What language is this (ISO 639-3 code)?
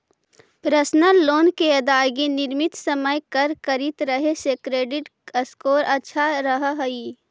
mag